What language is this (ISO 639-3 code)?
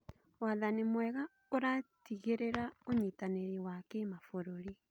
kik